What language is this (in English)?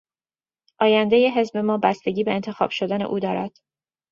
Persian